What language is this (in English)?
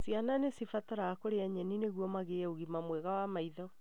Kikuyu